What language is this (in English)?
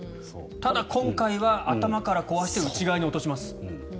Japanese